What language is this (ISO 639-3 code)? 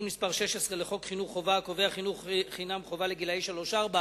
heb